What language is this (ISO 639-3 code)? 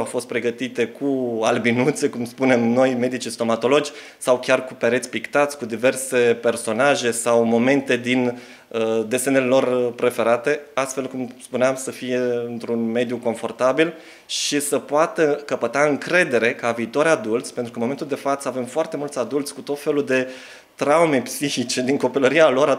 ron